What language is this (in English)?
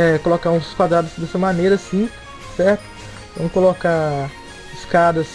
Portuguese